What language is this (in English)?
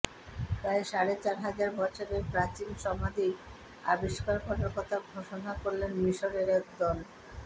Bangla